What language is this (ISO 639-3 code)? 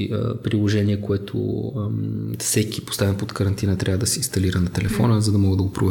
bul